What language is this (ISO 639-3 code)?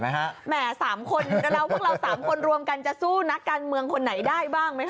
tha